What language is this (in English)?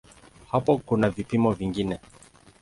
Swahili